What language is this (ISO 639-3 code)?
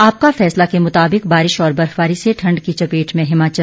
hin